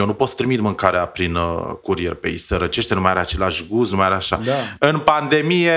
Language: Romanian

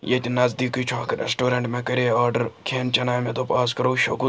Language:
Kashmiri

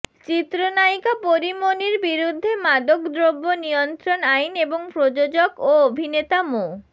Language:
Bangla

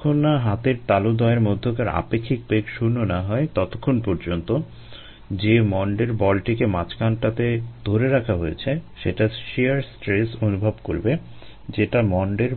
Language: Bangla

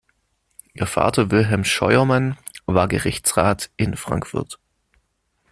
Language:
German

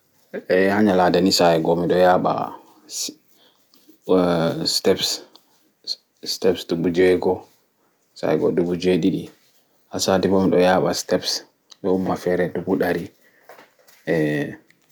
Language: Fula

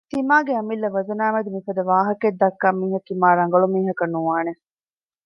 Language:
Divehi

